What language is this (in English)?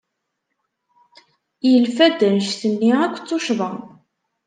Kabyle